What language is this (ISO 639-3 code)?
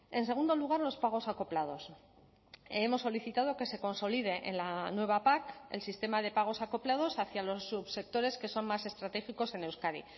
spa